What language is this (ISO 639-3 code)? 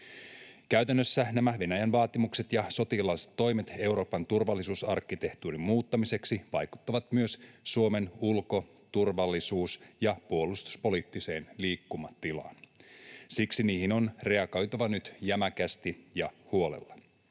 fin